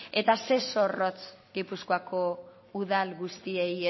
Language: Basque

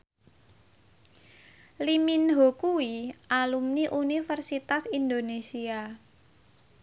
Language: Javanese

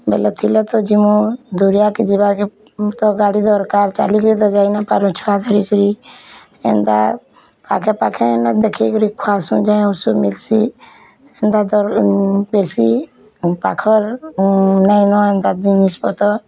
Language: Odia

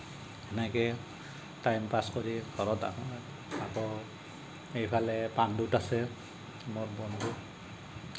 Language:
Assamese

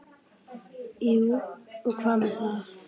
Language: Icelandic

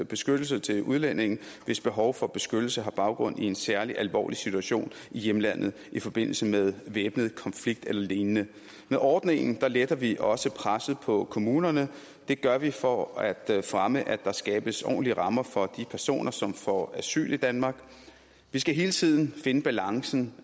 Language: Danish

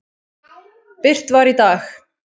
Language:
Icelandic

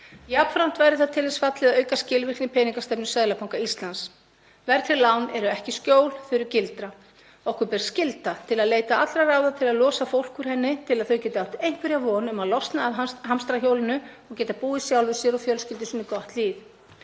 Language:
Icelandic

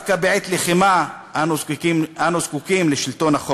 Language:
Hebrew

